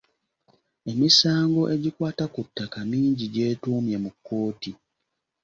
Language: Ganda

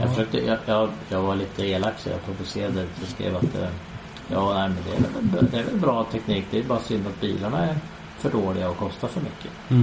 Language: Swedish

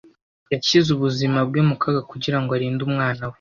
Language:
Kinyarwanda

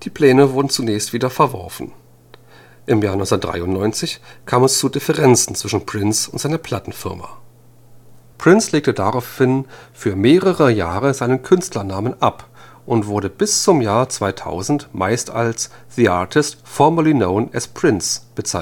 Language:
German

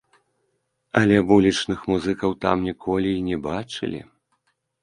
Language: Belarusian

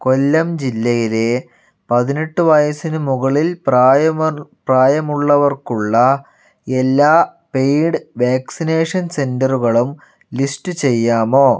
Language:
Malayalam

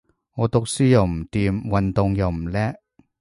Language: Cantonese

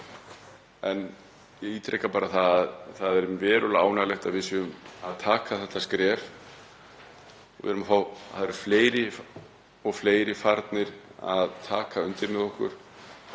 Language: Icelandic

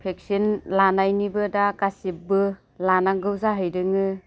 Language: Bodo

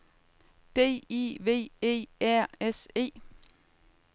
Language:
Danish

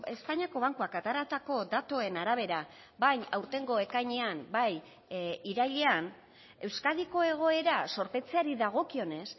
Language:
Basque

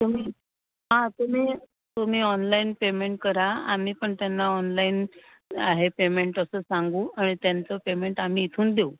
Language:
Marathi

